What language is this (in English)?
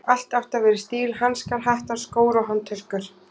Icelandic